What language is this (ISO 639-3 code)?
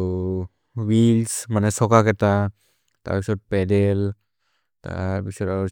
mrr